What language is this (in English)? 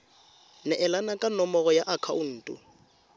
Tswana